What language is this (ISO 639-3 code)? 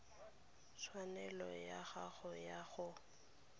tsn